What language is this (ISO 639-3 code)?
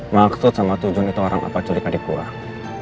ind